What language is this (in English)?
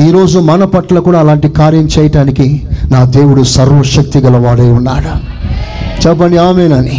Telugu